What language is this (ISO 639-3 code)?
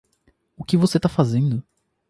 por